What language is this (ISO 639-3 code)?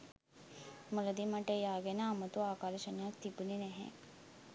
sin